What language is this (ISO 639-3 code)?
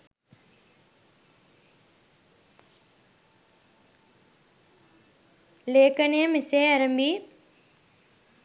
sin